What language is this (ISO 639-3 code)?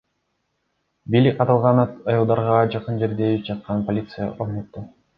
kir